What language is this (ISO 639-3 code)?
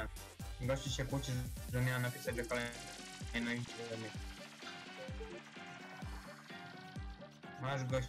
pol